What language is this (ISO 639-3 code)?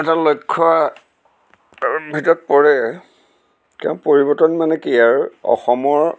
asm